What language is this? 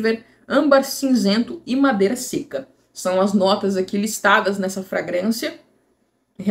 Portuguese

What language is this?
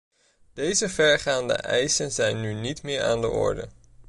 Dutch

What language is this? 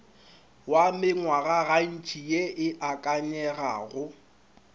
Northern Sotho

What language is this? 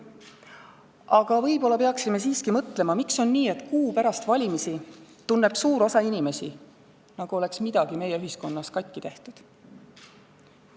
Estonian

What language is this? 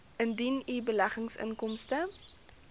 Afrikaans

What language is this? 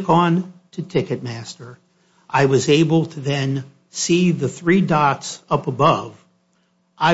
English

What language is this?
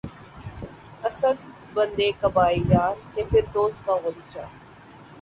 Urdu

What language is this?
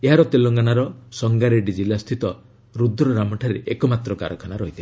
Odia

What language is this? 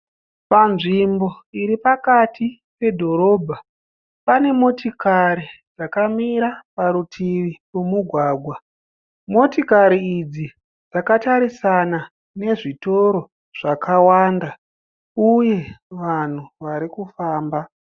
Shona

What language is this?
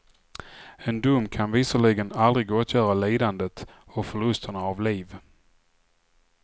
Swedish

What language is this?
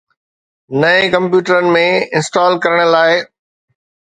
Sindhi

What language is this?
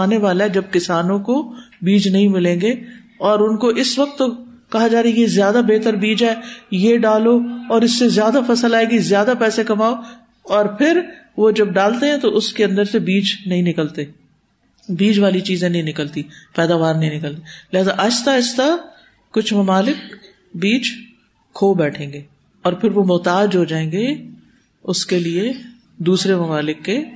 Urdu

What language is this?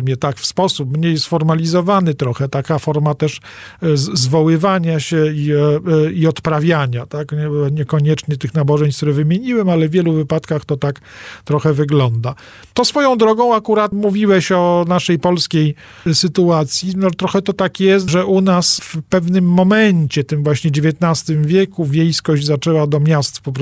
Polish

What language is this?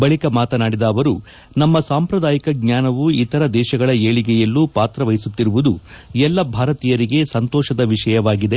Kannada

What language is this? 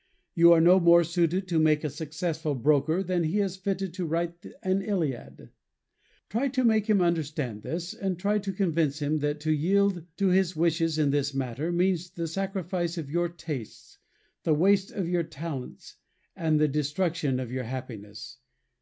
English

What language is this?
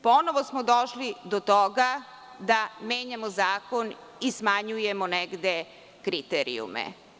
Serbian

